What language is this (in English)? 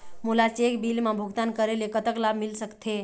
Chhattisgarhi